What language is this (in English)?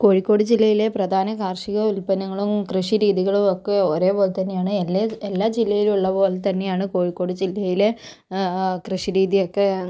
Malayalam